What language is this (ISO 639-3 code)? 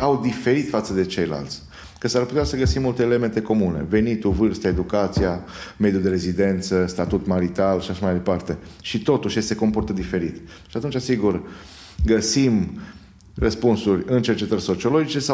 ron